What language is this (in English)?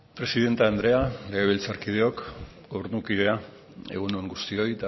Basque